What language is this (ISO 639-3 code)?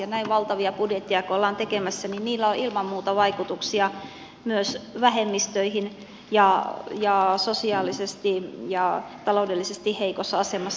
fin